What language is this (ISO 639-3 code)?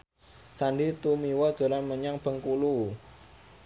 jav